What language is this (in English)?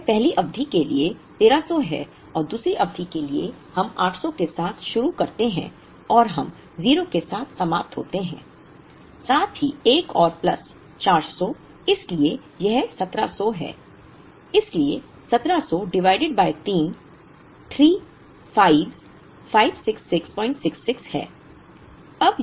Hindi